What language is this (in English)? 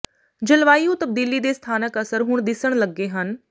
Punjabi